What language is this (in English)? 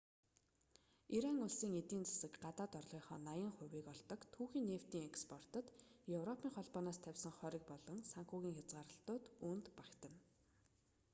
Mongolian